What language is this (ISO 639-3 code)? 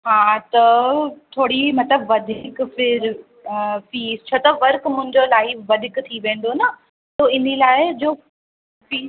snd